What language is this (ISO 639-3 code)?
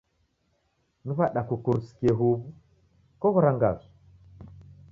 dav